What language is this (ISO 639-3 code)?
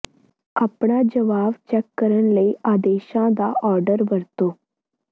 pan